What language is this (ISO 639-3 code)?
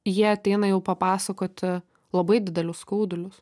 lit